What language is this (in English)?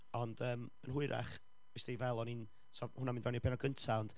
Welsh